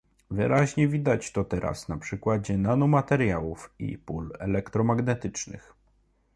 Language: Polish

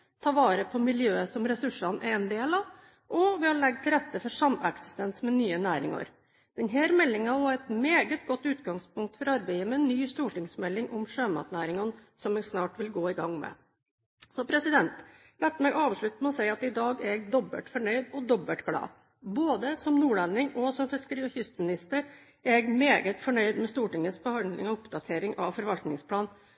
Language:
Norwegian Bokmål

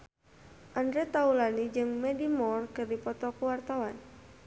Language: Sundanese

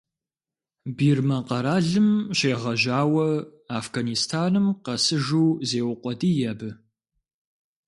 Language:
Kabardian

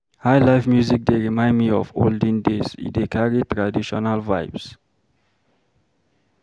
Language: Nigerian Pidgin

